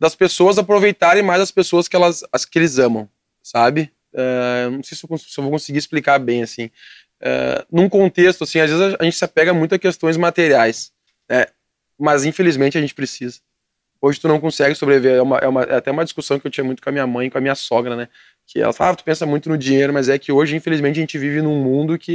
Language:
Portuguese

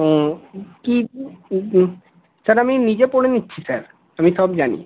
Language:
Bangla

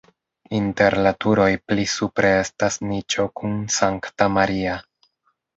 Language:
Esperanto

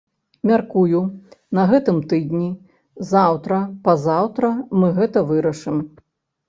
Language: Belarusian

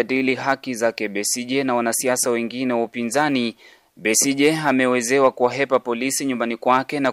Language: Swahili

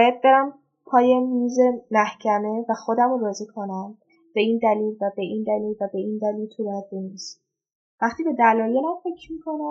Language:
Persian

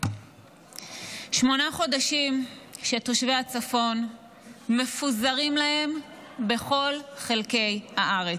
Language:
Hebrew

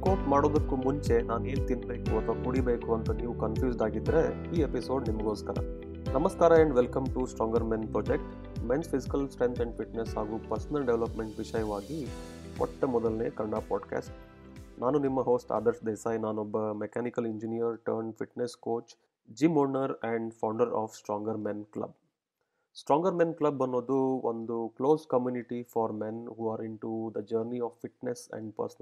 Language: Kannada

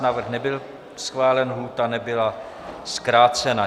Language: Czech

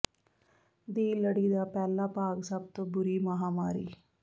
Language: Punjabi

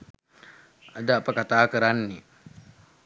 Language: Sinhala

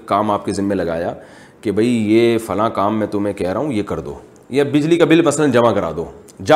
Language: Urdu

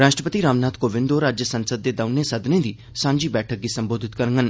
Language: Dogri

